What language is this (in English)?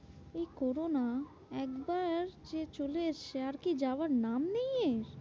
Bangla